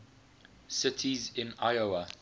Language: English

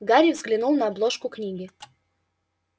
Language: Russian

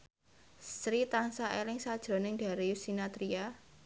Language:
Javanese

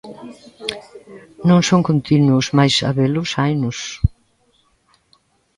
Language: Galician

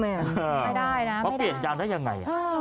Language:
Thai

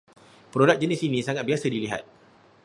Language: Malay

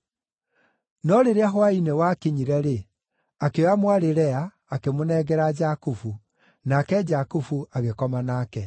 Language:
Kikuyu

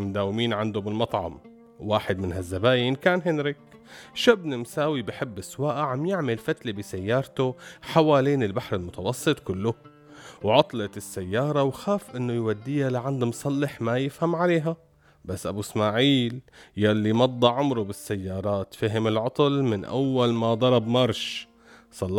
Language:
Arabic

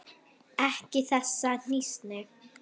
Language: Icelandic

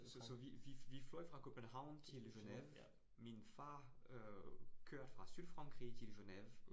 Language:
Danish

